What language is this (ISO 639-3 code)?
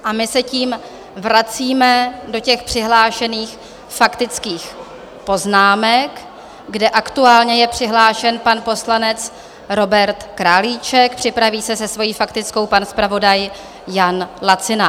ces